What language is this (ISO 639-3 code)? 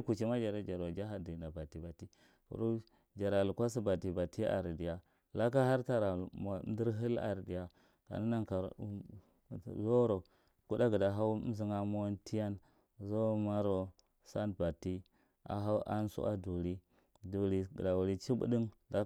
mrt